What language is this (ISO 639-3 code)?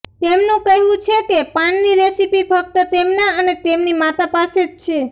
guj